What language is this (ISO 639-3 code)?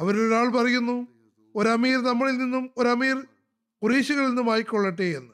mal